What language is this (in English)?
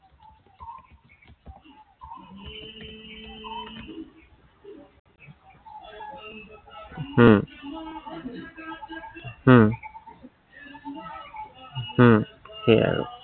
Assamese